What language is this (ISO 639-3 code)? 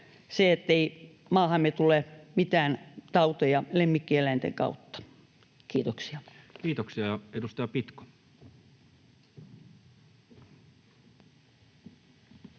fin